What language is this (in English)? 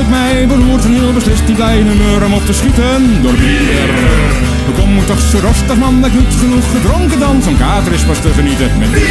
Dutch